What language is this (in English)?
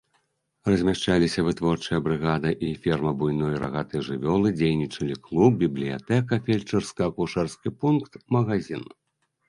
Belarusian